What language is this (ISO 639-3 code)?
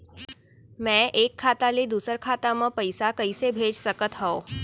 hne